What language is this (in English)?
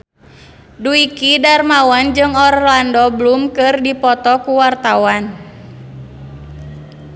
Sundanese